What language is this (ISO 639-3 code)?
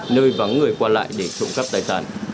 vie